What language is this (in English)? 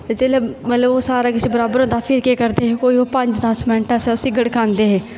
Dogri